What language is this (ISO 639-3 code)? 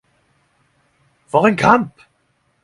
nno